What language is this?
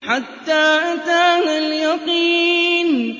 Arabic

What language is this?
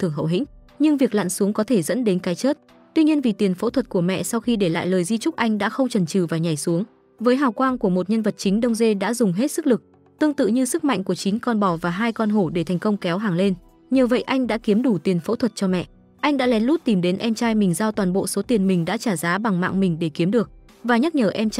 Vietnamese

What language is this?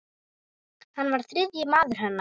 Icelandic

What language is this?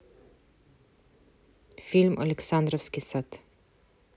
Russian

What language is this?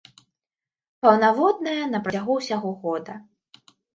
Belarusian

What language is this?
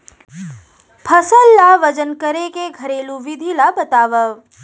Chhattisgarhi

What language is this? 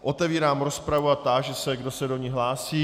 Czech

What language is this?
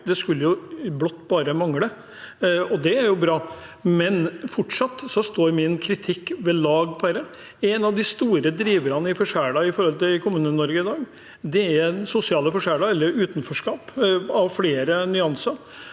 Norwegian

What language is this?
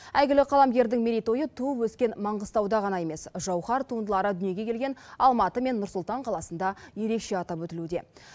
Kazakh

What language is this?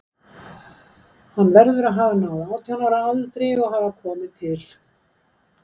Icelandic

